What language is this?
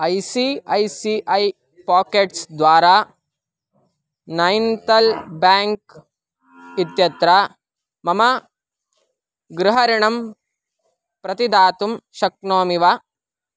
Sanskrit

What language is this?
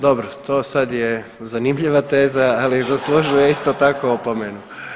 Croatian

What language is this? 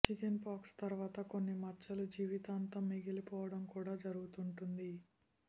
Telugu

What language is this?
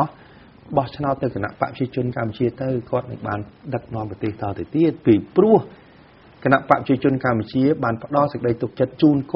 Thai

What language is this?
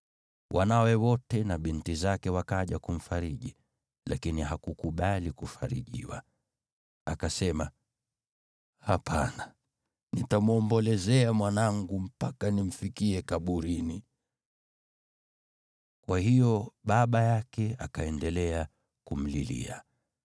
Swahili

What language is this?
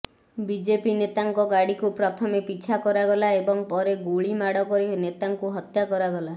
Odia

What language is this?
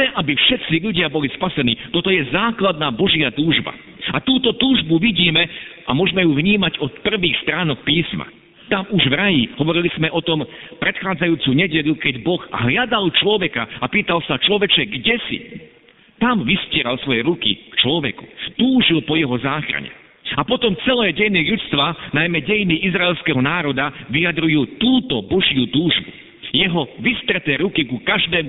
Slovak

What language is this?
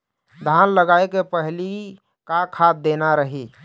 Chhattisgarhi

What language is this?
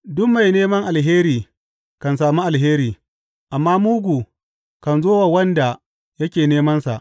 Hausa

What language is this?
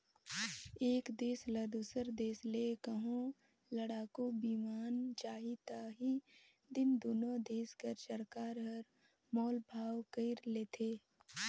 Chhattisgarhi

